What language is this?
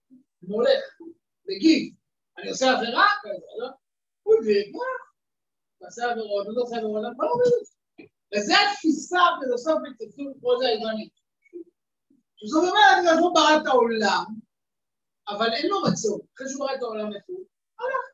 Hebrew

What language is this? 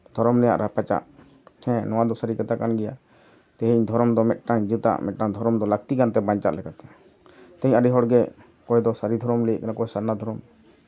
Santali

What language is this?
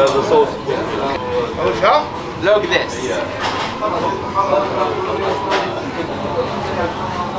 Russian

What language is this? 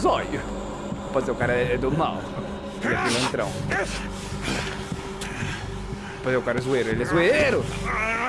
Portuguese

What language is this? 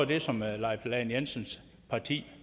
Danish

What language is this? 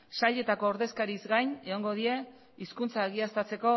Basque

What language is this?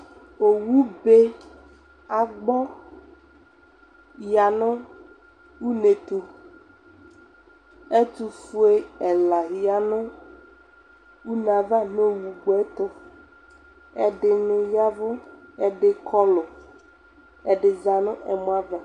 Ikposo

